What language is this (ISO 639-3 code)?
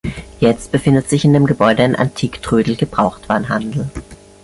deu